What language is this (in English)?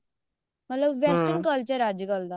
Punjabi